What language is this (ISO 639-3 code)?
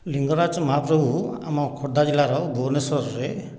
ori